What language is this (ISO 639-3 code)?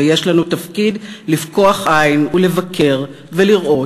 heb